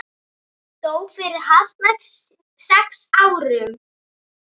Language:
Icelandic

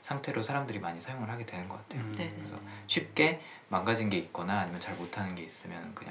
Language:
Korean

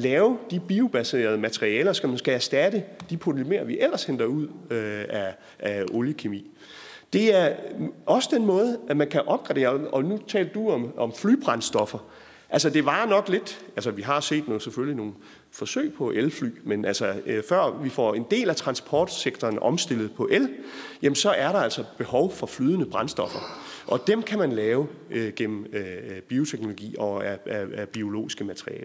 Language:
Danish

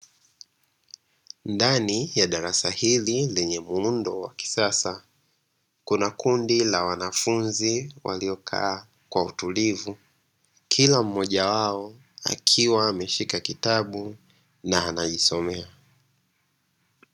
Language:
Swahili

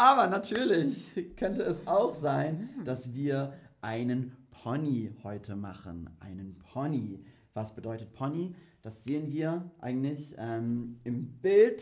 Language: German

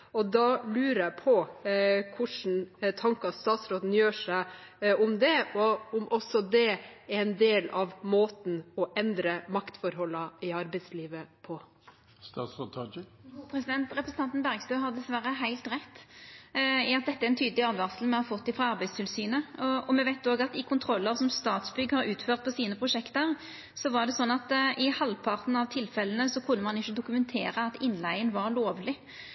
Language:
Norwegian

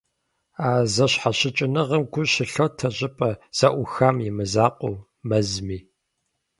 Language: Kabardian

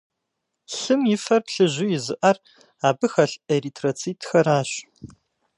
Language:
Kabardian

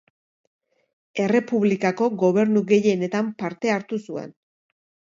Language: Basque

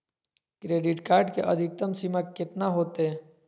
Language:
Magahi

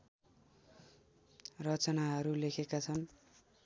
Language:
Nepali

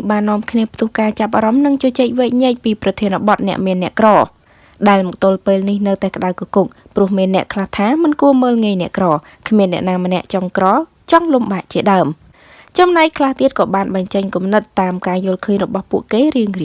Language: Vietnamese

